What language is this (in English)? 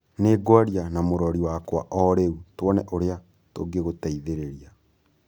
Kikuyu